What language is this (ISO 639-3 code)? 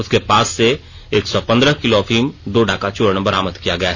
hin